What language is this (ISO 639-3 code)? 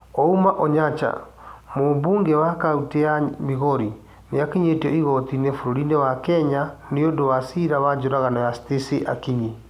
kik